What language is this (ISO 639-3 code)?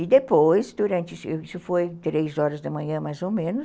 por